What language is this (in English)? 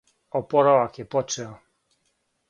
Serbian